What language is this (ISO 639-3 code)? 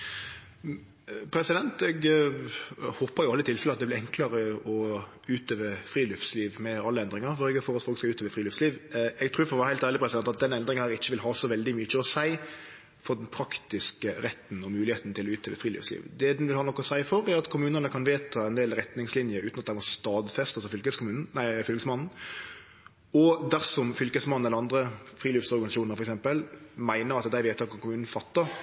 nor